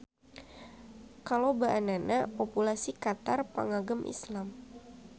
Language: Sundanese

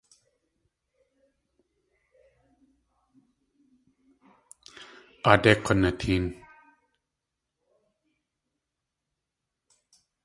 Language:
Tlingit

